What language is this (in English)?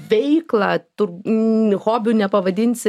Lithuanian